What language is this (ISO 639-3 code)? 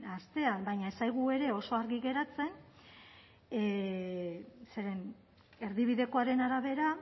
eus